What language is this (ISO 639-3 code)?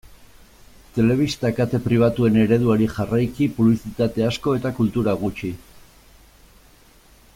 eus